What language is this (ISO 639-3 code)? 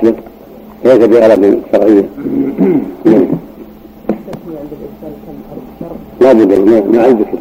ara